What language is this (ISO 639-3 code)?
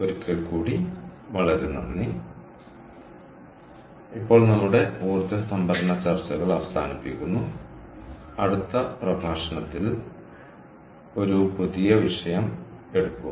mal